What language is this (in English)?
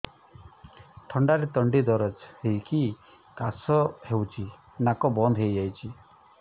Odia